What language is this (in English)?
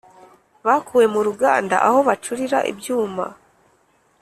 Kinyarwanda